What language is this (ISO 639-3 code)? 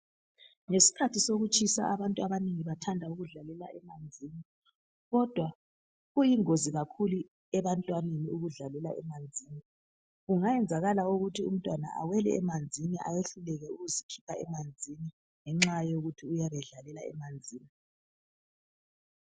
nde